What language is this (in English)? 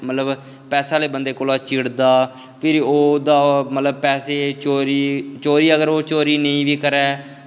Dogri